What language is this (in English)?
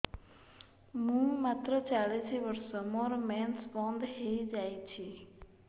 Odia